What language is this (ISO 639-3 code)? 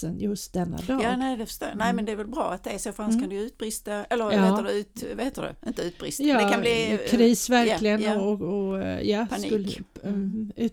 swe